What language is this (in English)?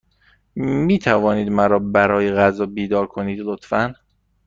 Persian